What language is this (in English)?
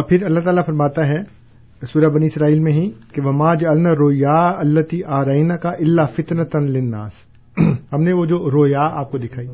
Urdu